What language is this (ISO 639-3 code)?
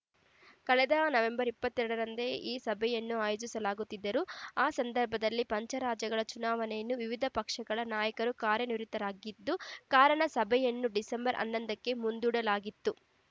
kan